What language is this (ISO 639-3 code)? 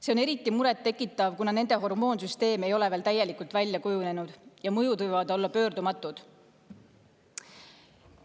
est